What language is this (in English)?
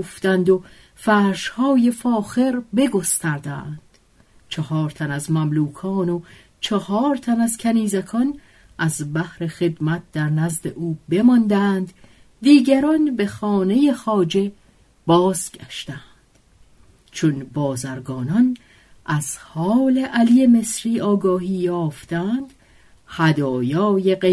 Persian